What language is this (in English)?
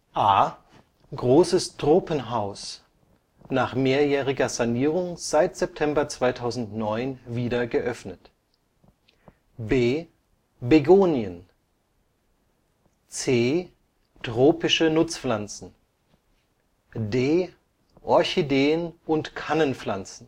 German